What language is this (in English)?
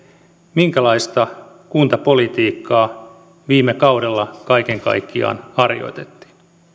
Finnish